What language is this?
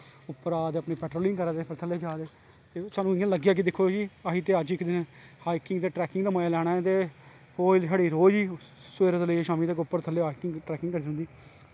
Dogri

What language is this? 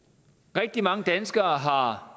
Danish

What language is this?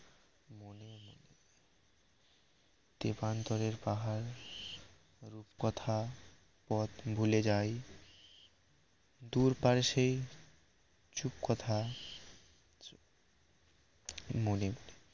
Bangla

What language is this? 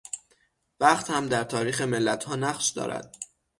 Persian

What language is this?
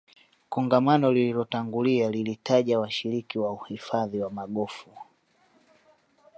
Swahili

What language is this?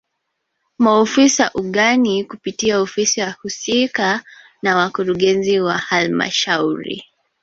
Swahili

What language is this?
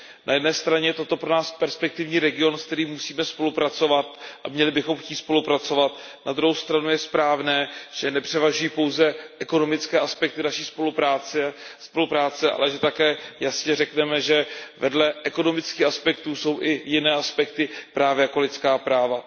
Czech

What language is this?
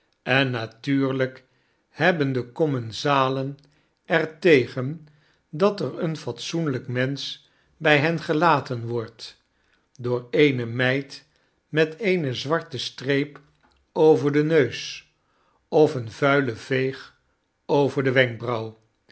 Dutch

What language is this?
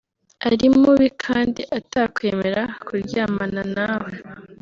Kinyarwanda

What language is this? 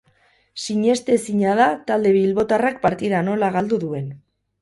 Basque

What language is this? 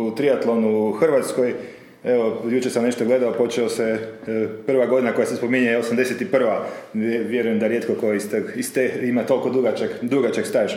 Croatian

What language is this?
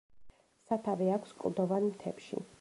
Georgian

